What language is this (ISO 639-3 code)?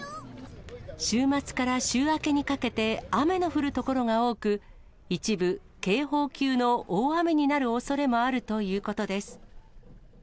jpn